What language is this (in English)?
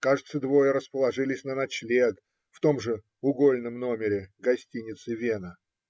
Russian